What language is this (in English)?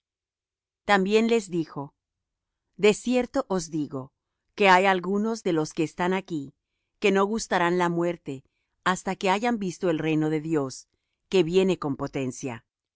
Spanish